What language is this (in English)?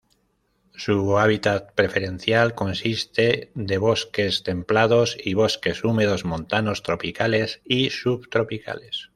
Spanish